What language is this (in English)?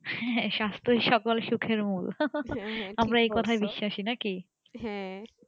Bangla